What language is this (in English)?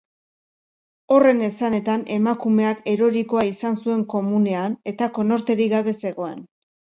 Basque